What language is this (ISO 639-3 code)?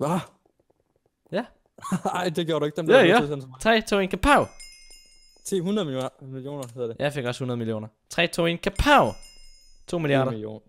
dan